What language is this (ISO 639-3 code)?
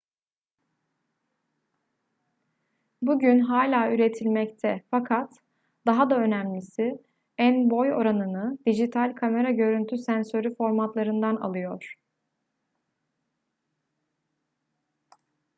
tur